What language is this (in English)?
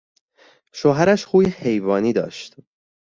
Persian